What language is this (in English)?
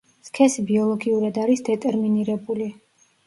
Georgian